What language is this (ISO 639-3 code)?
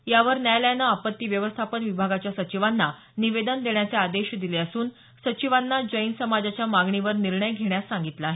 mar